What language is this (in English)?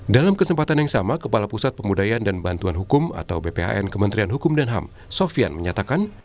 Indonesian